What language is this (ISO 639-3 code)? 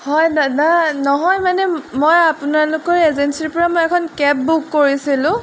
asm